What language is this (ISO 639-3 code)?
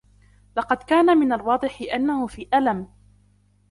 ara